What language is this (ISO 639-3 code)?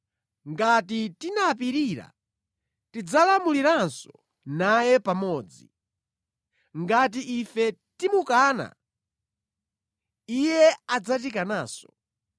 nya